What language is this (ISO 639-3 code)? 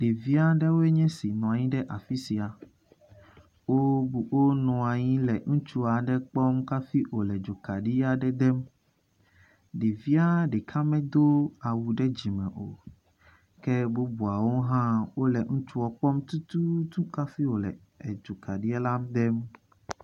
ewe